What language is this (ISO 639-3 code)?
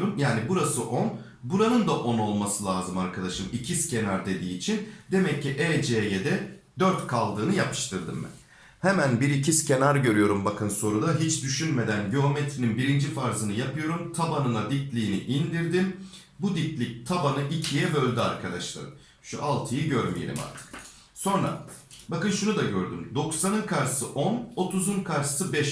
tur